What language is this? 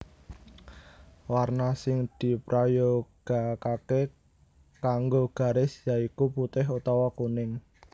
Javanese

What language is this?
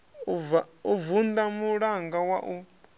Venda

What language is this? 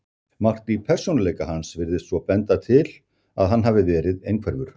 Icelandic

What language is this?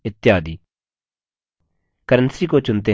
Hindi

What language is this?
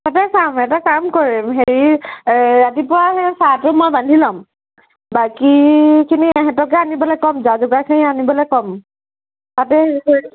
Assamese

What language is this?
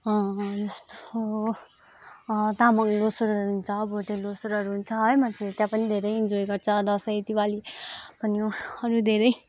Nepali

